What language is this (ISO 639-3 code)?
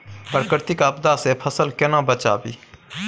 mai